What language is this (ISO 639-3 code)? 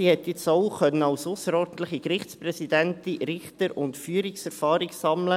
gsw